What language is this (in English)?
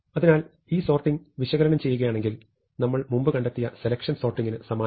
Malayalam